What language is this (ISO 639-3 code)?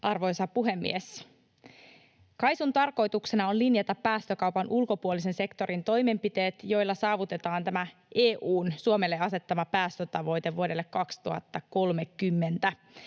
fin